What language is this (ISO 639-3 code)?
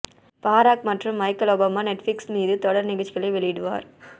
tam